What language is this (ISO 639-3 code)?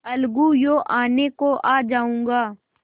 hin